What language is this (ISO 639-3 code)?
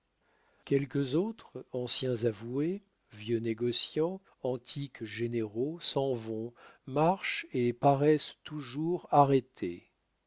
fra